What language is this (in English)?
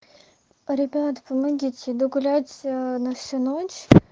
Russian